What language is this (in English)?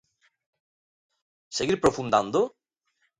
Galician